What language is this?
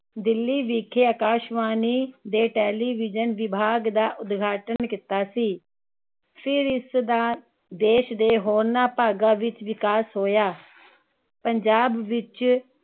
Punjabi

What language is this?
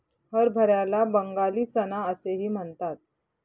Marathi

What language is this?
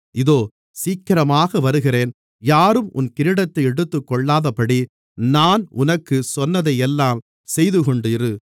Tamil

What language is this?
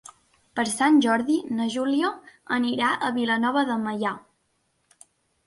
Catalan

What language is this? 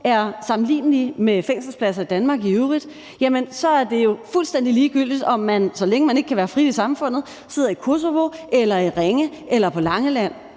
Danish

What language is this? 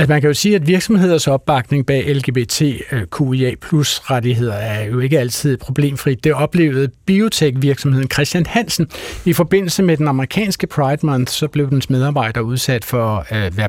Danish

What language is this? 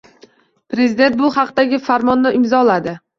Uzbek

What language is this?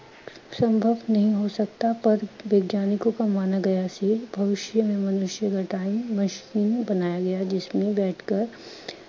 Punjabi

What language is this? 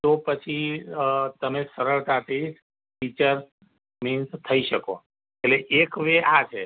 Gujarati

